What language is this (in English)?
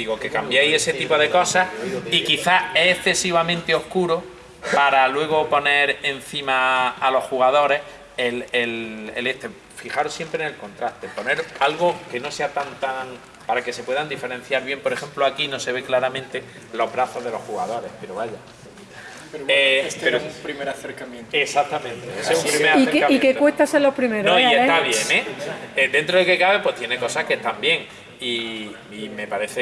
Spanish